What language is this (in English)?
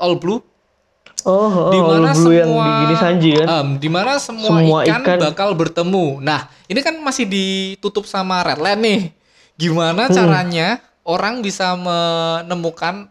Indonesian